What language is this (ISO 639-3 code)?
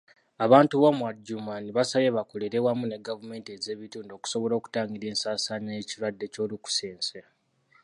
lug